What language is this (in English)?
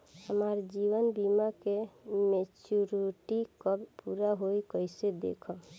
Bhojpuri